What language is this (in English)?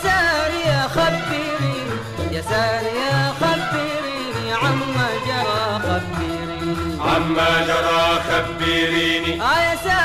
Arabic